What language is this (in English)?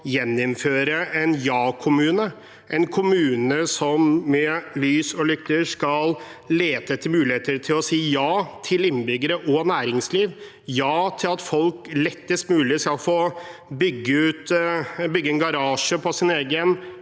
Norwegian